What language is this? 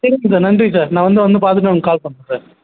Tamil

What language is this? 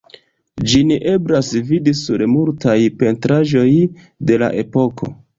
Esperanto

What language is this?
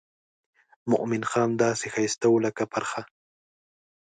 Pashto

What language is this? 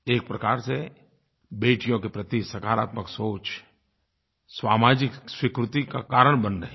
Hindi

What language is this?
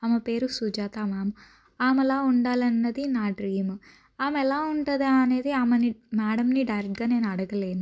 Telugu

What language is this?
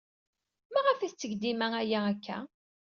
Kabyle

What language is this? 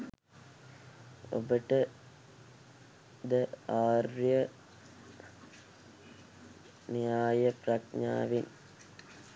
Sinhala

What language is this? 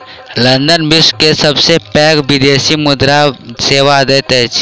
Maithili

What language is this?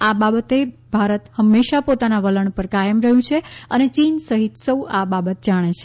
Gujarati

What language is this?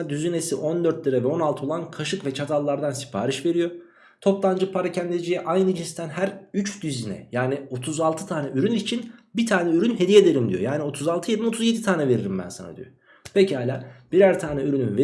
Turkish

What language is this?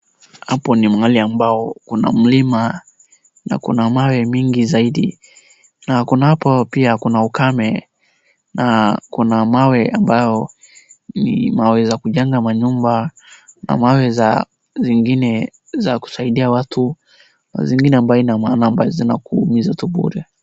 Swahili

